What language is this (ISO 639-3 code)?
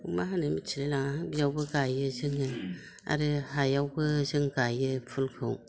brx